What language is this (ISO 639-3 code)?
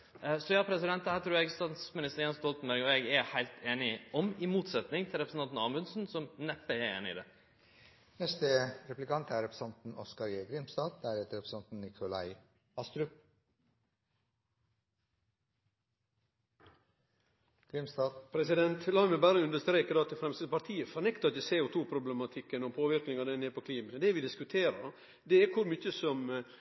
nno